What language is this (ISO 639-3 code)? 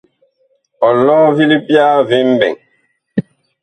bkh